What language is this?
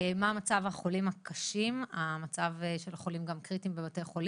Hebrew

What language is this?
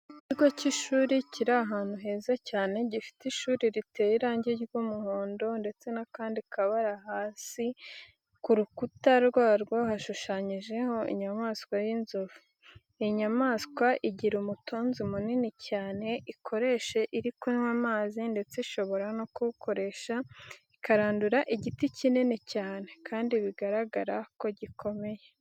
Kinyarwanda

